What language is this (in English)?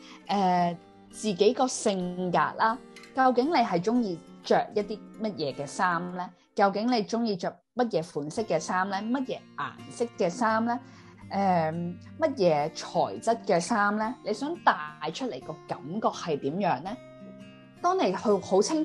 Chinese